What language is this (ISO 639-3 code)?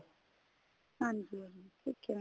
pan